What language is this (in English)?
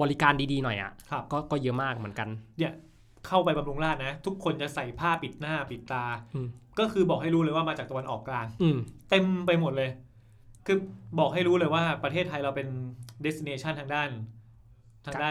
Thai